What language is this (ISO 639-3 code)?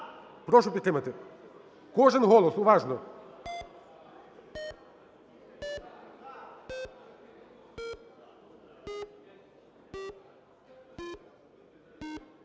ukr